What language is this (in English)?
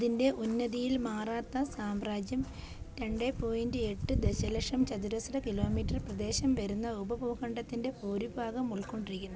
Malayalam